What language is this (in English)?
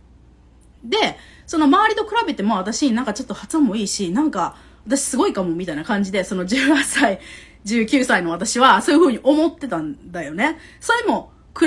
Japanese